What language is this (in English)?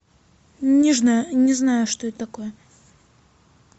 Russian